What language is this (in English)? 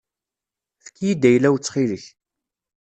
Kabyle